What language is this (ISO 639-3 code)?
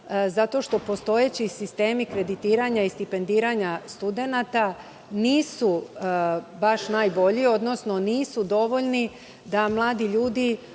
srp